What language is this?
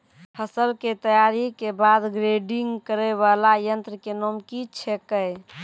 Maithili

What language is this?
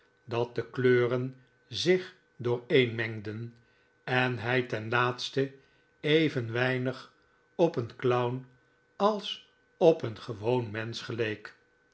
Dutch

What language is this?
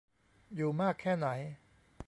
Thai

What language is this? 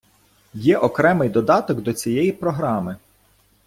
Ukrainian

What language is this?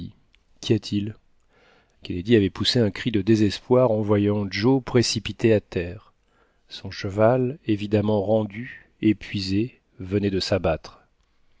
French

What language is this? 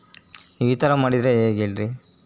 Kannada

